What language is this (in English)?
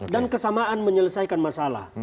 Indonesian